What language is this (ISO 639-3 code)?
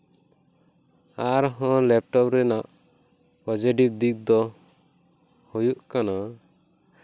sat